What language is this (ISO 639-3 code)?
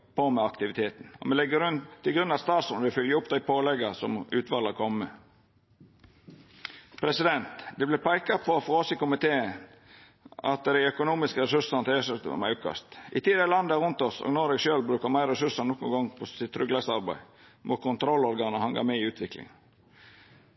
nno